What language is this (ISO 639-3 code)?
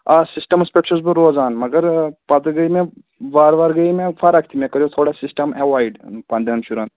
kas